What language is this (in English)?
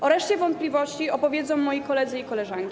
Polish